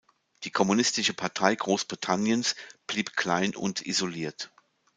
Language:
German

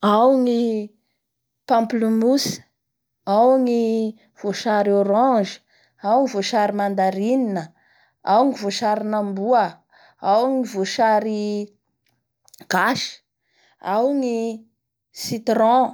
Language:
Bara Malagasy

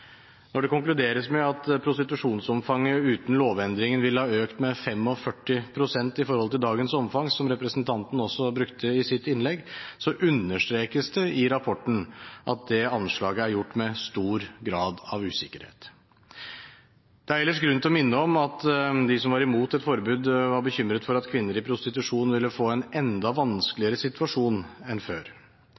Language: Norwegian Bokmål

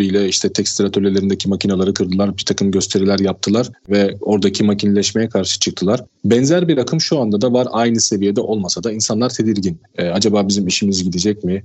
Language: Turkish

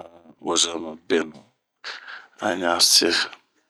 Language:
Bomu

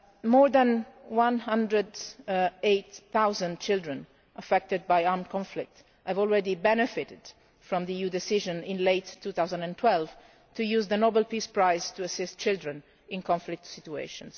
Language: English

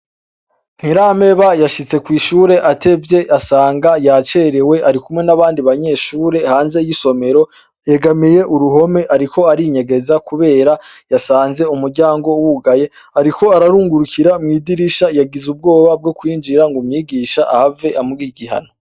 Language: Rundi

